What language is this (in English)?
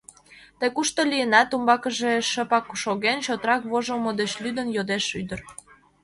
Mari